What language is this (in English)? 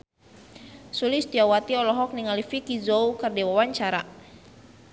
Sundanese